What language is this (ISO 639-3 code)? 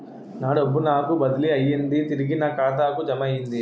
tel